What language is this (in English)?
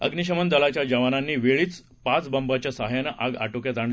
Marathi